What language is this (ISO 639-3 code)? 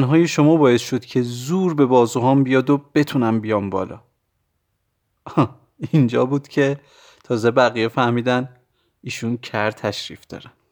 fas